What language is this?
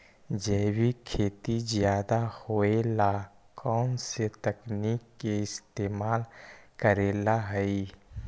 Magahi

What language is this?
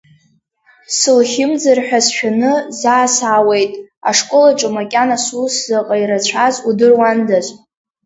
Abkhazian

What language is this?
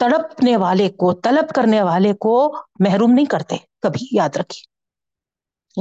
Urdu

